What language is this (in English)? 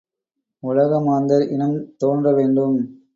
Tamil